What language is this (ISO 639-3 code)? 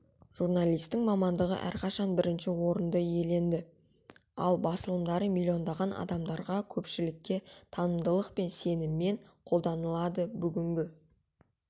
kaz